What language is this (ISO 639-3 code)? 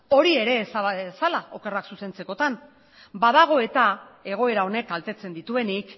eus